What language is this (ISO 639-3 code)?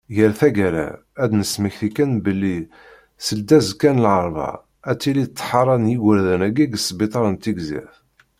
kab